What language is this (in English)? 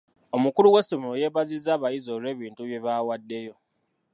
Ganda